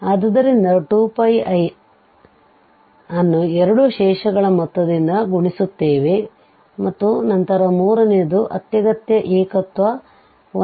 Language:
Kannada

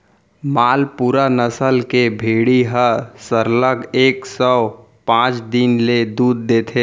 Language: Chhattisgarhi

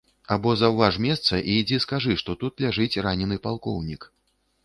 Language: Belarusian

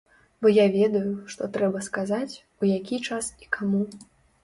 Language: Belarusian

